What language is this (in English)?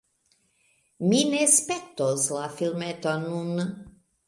Esperanto